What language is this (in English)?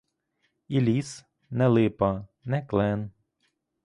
Ukrainian